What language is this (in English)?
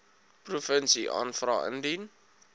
Afrikaans